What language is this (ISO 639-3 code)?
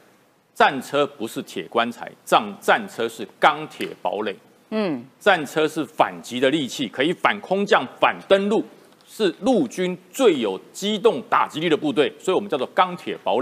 zho